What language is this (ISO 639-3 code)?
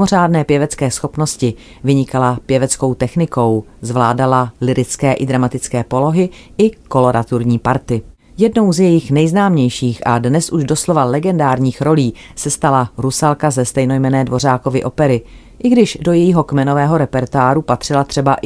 ces